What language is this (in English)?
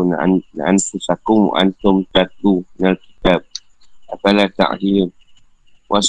Malay